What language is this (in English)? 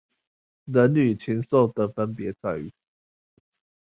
Chinese